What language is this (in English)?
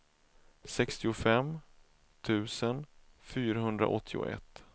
Swedish